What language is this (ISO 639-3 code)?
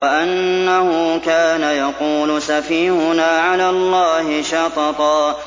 ara